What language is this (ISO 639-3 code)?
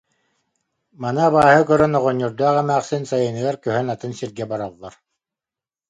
sah